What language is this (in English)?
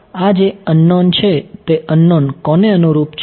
Gujarati